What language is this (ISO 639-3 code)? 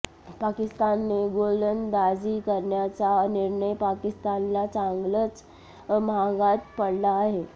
mar